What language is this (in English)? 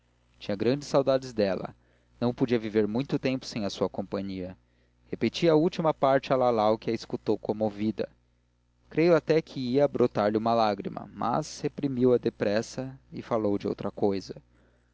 Portuguese